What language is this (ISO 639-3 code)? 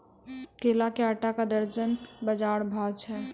mai